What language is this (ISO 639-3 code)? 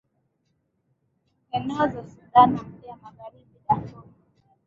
swa